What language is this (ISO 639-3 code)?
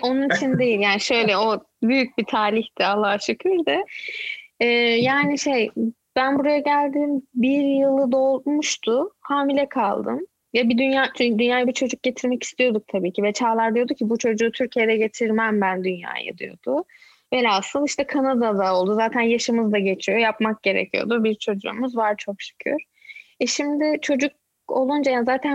tur